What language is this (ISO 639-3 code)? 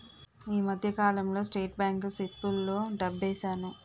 tel